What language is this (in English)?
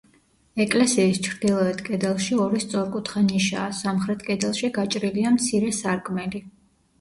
Georgian